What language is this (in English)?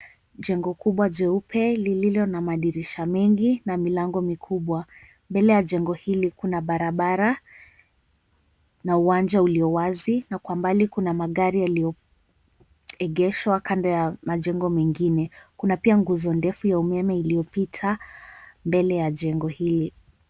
Swahili